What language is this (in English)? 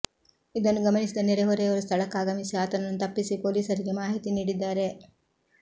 Kannada